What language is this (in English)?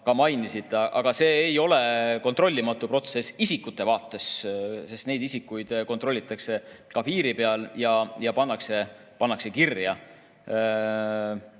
Estonian